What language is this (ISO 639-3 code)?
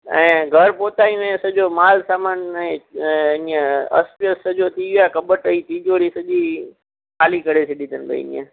snd